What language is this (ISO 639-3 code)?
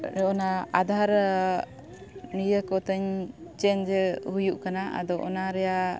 sat